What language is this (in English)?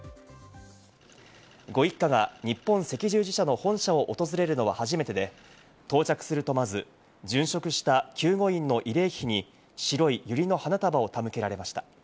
Japanese